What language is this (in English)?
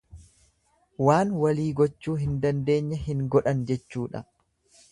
Oromo